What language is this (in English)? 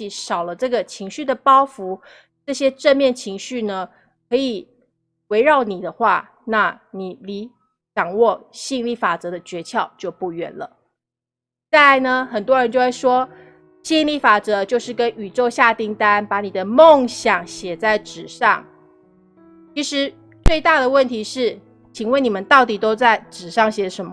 Chinese